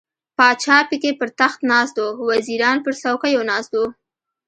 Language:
Pashto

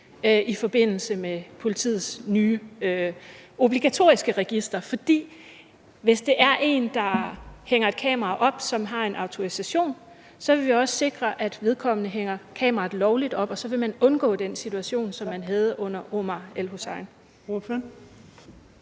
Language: Danish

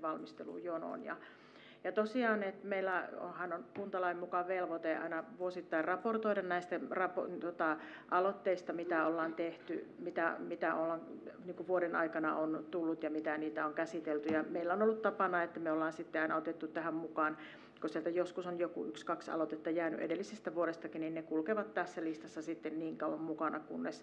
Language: Finnish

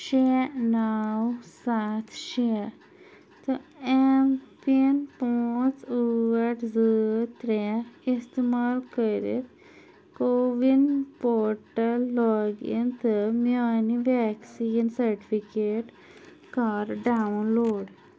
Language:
Kashmiri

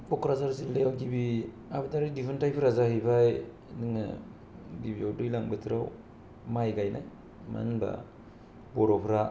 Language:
Bodo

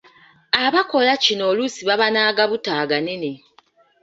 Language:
Ganda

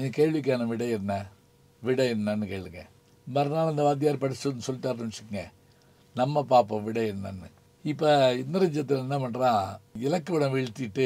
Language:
Tamil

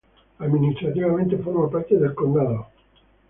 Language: Spanish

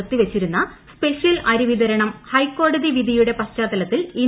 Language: Malayalam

